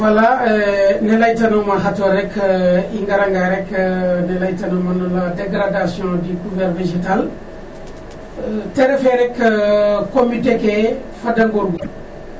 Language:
Serer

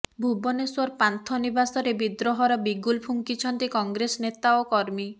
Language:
Odia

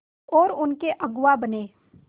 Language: Hindi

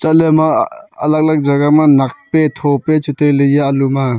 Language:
Wancho Naga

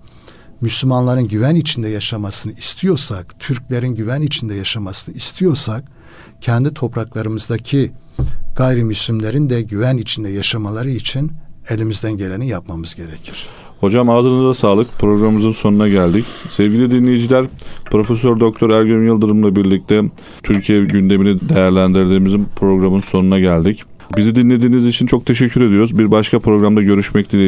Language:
Turkish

